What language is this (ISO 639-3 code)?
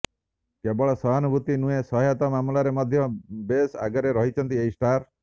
ori